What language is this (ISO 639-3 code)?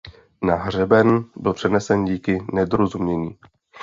ces